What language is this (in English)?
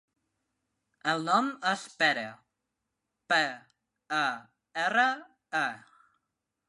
Catalan